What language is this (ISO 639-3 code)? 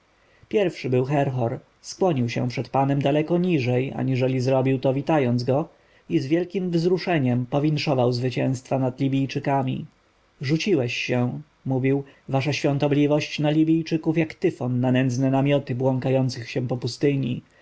pol